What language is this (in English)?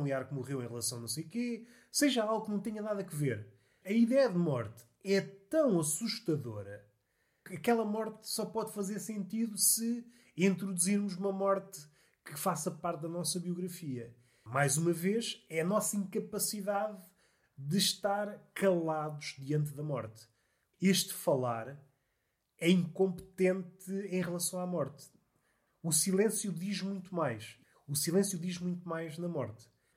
Portuguese